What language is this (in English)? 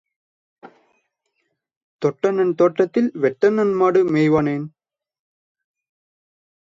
Tamil